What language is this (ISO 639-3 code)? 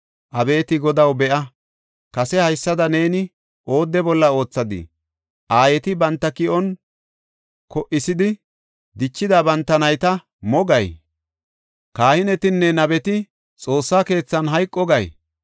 gof